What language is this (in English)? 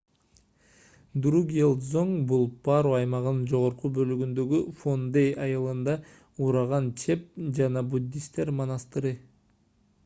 Kyrgyz